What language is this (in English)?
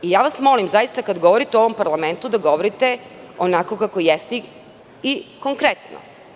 Serbian